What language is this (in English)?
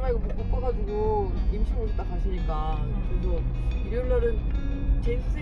Korean